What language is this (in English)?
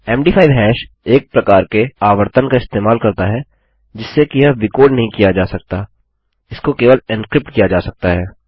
Hindi